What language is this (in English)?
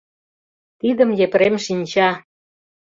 Mari